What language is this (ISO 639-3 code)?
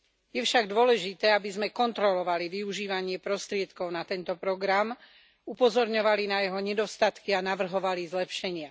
slk